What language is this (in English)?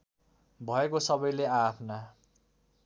Nepali